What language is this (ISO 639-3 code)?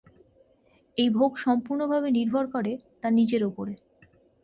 ben